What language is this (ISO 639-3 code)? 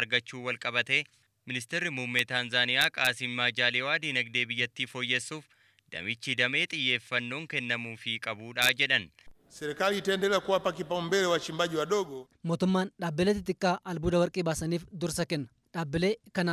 ind